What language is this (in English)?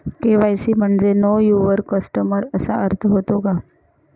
Marathi